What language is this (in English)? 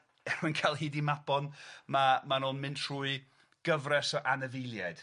Welsh